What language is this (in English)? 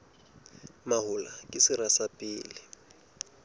Southern Sotho